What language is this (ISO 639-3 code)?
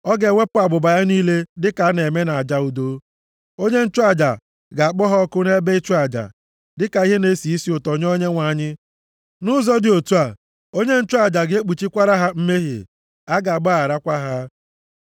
ibo